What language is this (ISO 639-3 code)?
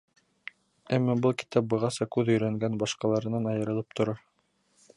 bak